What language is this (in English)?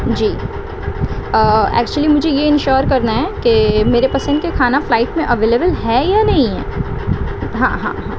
Urdu